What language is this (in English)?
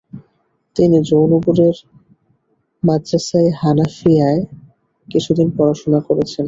Bangla